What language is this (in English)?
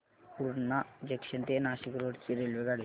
Marathi